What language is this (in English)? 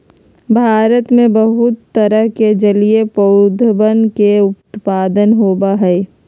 Magahi